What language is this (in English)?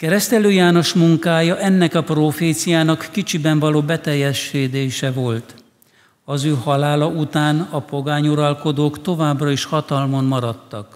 Hungarian